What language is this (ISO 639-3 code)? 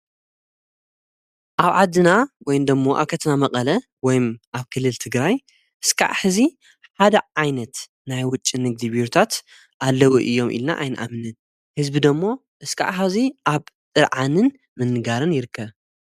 tir